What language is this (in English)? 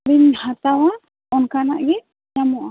Santali